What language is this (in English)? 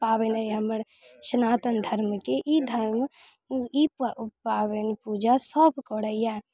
Maithili